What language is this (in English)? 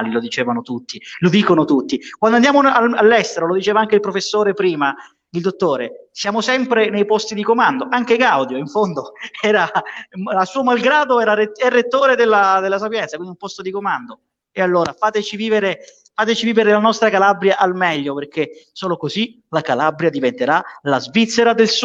Italian